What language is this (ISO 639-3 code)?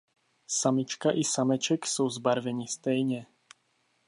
ces